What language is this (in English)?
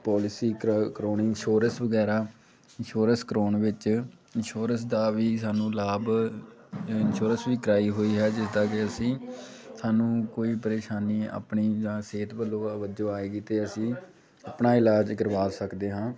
Punjabi